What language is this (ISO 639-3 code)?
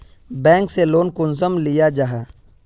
mag